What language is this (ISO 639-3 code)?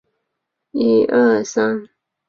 zho